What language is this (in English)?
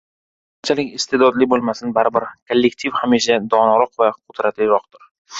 Uzbek